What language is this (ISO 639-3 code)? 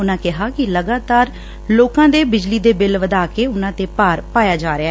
pan